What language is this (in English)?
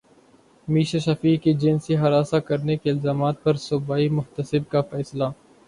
Urdu